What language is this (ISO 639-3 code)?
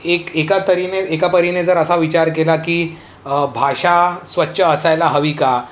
mar